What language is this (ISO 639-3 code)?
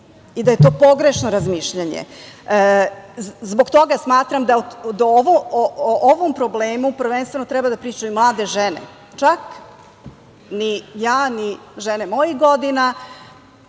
srp